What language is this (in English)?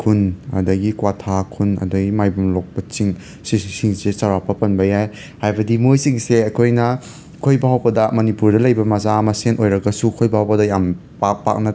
Manipuri